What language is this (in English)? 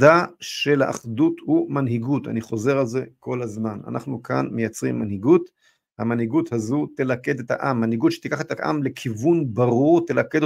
Hebrew